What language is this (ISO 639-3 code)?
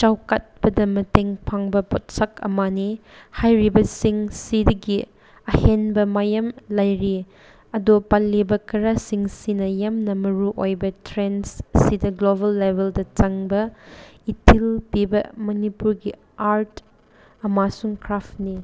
mni